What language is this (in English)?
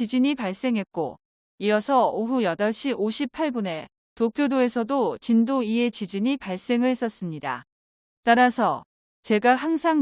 Korean